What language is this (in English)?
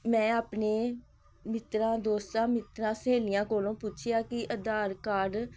Punjabi